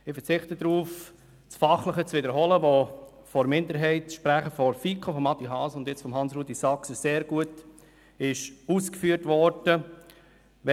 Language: Swiss German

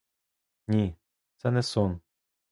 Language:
Ukrainian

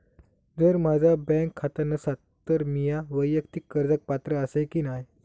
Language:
Marathi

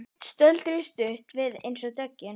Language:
Icelandic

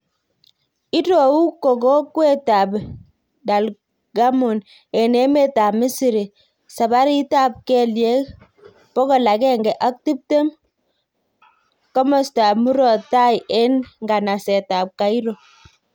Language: Kalenjin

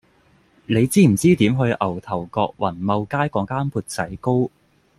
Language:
Cantonese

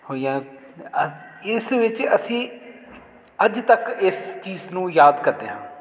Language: Punjabi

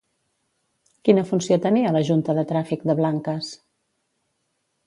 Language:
Catalan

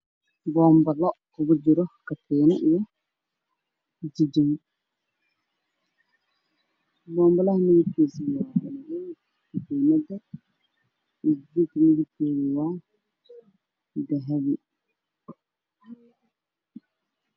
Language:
Somali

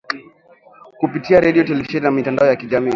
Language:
Swahili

